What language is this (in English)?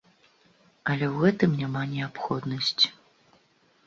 Belarusian